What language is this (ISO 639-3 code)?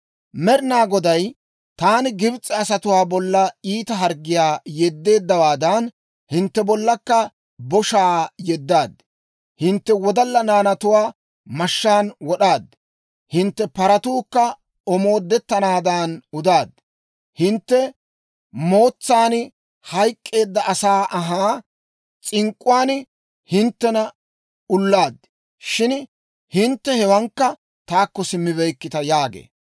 dwr